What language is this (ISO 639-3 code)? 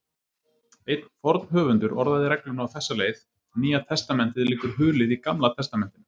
isl